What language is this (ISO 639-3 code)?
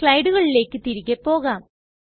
mal